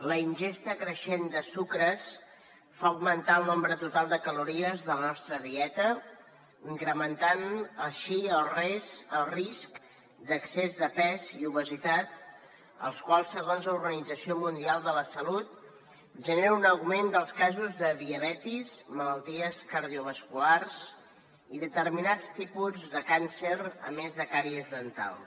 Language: Catalan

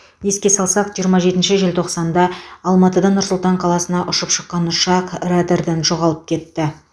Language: Kazakh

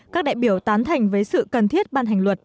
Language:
Vietnamese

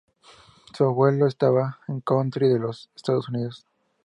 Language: Spanish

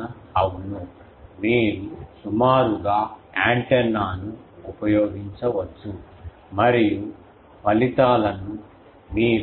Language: Telugu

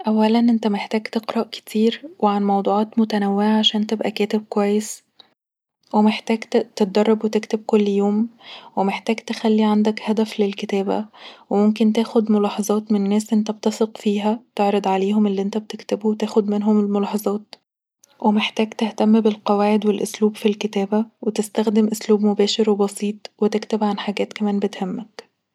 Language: Egyptian Arabic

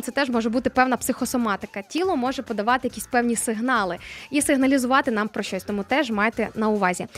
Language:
Ukrainian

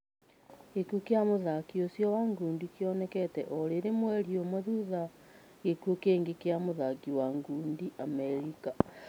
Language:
Kikuyu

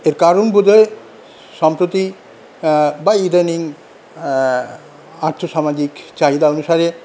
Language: Bangla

